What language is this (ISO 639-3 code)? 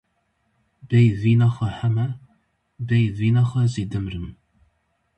kur